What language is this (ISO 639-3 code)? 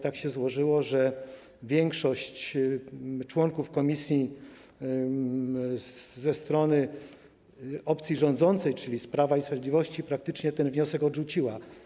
pol